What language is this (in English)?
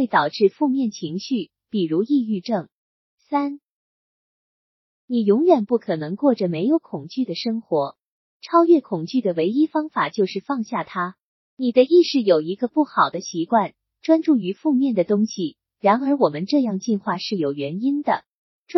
Chinese